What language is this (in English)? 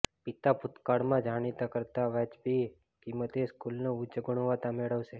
Gujarati